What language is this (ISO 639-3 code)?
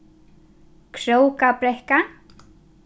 fao